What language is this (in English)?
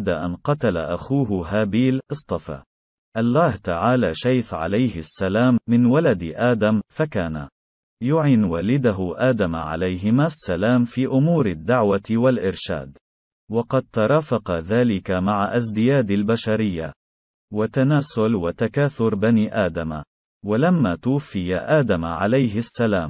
Arabic